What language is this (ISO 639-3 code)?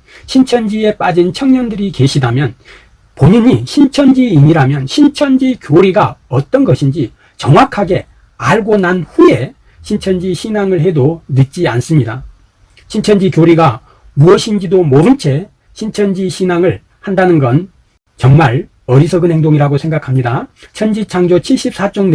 kor